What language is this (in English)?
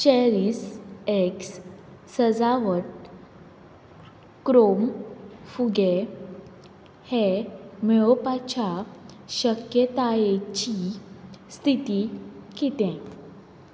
Konkani